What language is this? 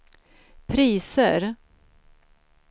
Swedish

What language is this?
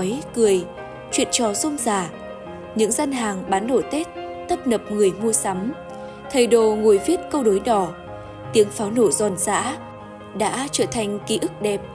Vietnamese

